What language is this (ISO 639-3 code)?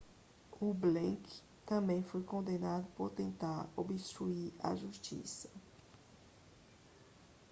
por